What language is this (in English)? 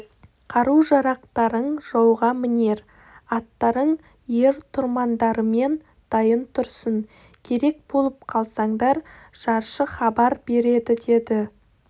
Kazakh